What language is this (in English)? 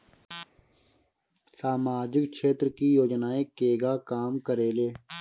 Bhojpuri